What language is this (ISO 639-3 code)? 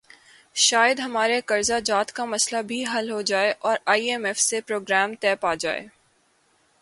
urd